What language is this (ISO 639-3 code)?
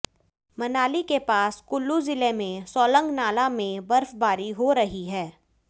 hin